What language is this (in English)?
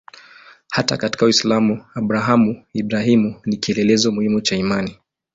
Swahili